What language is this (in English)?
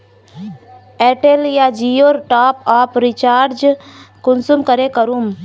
Magahi